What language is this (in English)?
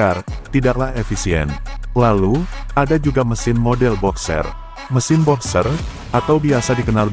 Indonesian